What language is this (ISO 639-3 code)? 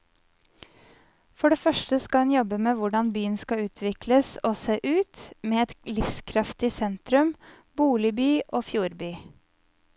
nor